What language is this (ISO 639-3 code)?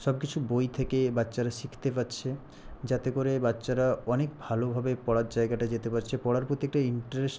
ben